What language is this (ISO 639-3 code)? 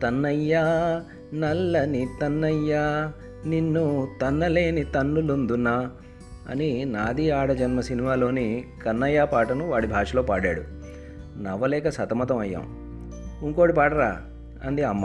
tel